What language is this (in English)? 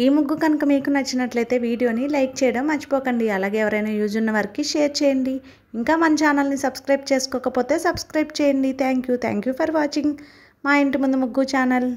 Telugu